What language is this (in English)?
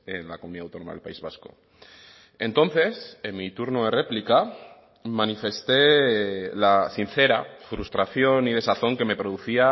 Spanish